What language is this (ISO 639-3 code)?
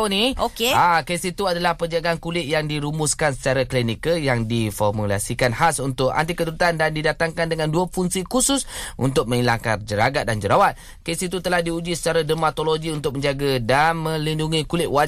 msa